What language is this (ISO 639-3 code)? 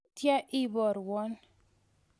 kln